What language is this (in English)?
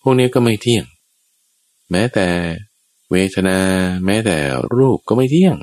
Thai